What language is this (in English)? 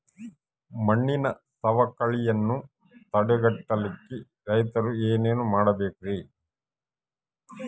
Kannada